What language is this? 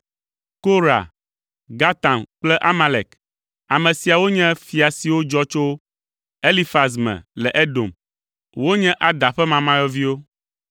Ewe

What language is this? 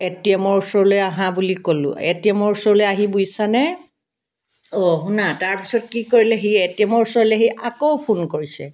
Assamese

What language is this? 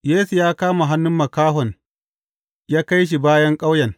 Hausa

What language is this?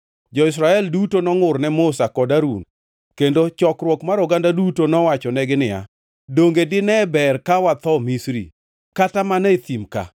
Luo (Kenya and Tanzania)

